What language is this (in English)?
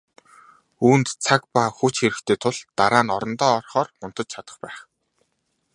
Mongolian